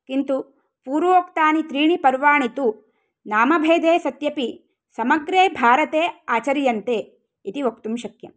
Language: Sanskrit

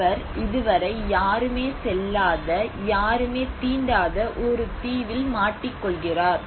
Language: Tamil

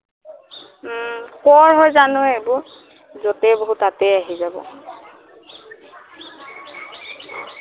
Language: Assamese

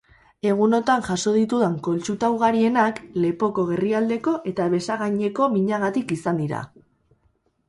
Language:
Basque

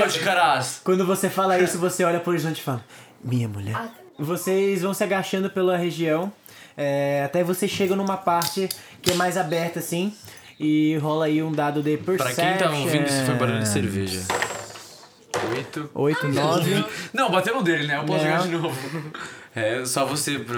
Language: Portuguese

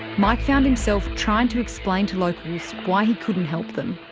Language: English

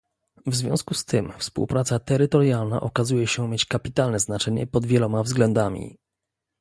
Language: Polish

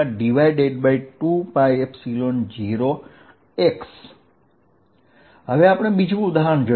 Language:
Gujarati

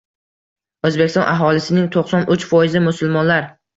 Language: Uzbek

